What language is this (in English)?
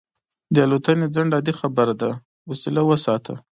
Pashto